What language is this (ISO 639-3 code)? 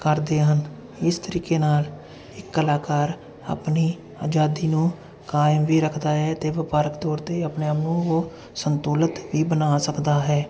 pan